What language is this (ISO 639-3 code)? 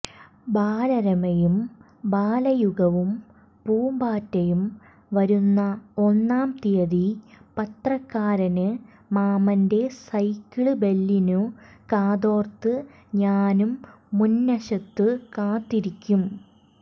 mal